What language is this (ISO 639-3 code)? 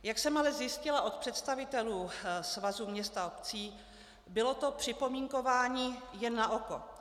ces